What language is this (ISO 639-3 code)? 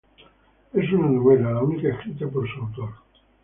spa